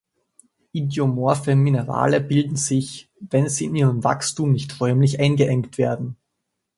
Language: German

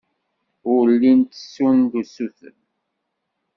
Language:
Kabyle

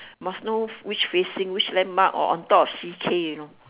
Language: English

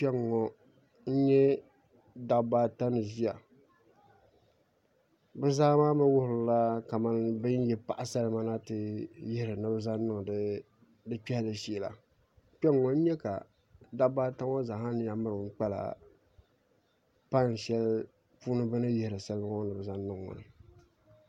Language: Dagbani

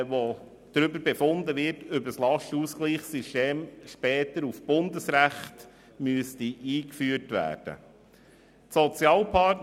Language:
Swiss German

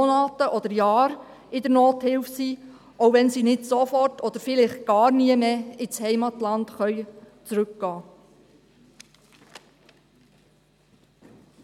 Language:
Swiss German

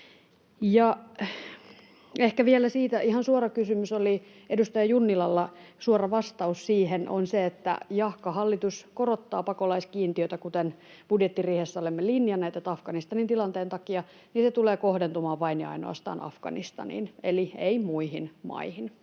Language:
Finnish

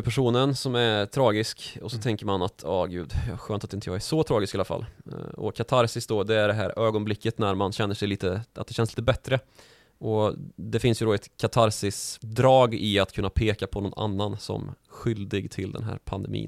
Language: Swedish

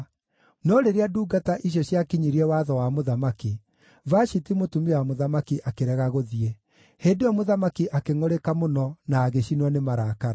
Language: Kikuyu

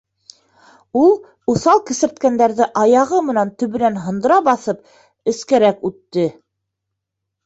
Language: Bashkir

